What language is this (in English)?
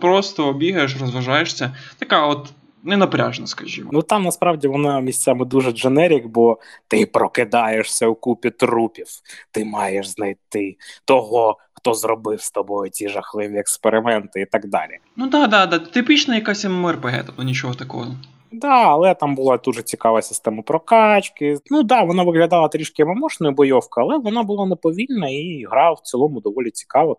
Ukrainian